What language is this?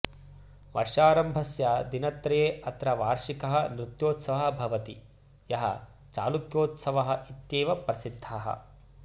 Sanskrit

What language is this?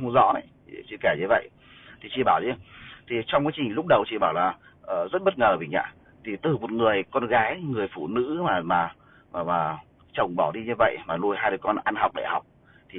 Vietnamese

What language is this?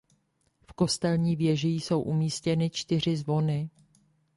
Czech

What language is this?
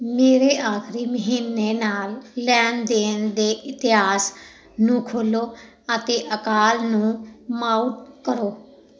Punjabi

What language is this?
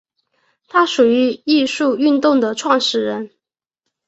Chinese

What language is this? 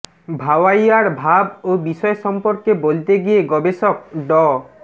Bangla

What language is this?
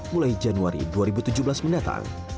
Indonesian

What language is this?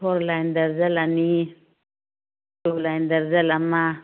Manipuri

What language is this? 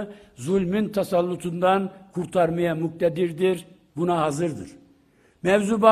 Turkish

